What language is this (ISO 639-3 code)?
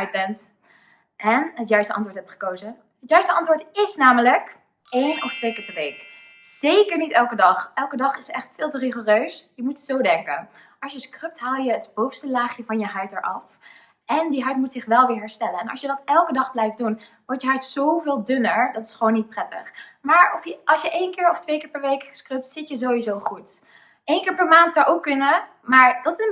nld